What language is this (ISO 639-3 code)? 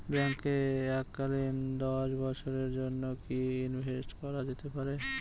ben